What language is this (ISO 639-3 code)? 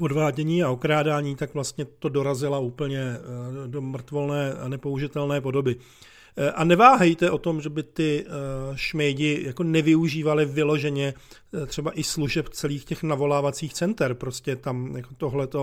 ces